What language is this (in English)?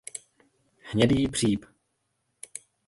Czech